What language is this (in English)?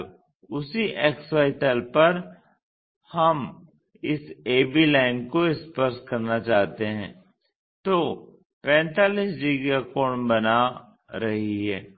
Hindi